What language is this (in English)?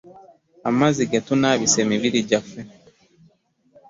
Ganda